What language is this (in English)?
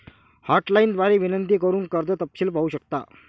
Marathi